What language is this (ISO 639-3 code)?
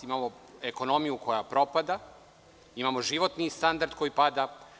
srp